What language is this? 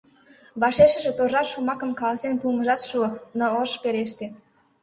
Mari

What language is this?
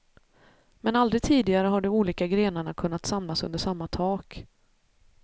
Swedish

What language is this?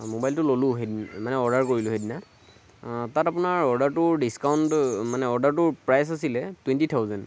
Assamese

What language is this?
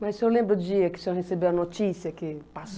Portuguese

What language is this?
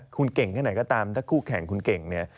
Thai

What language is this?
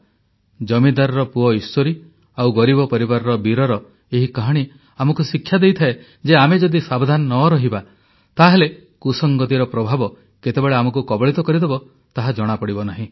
Odia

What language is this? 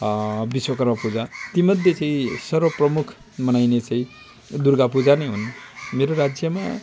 Nepali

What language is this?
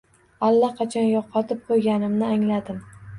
Uzbek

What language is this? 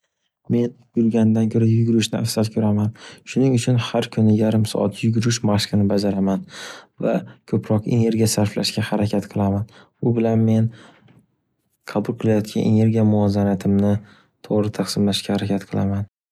Uzbek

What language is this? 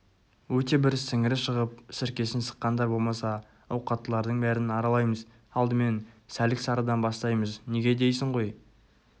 Kazakh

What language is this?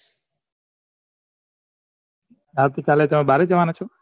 Gujarati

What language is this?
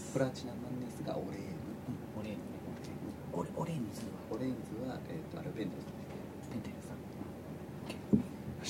Japanese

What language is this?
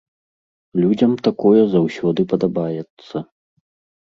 Belarusian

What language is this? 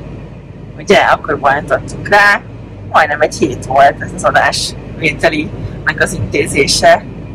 Hungarian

